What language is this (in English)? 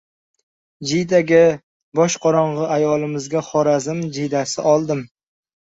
Uzbek